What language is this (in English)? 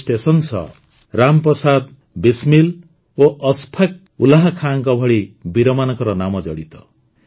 Odia